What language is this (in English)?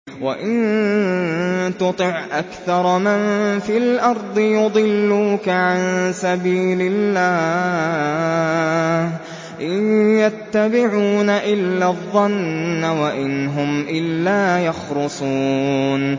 Arabic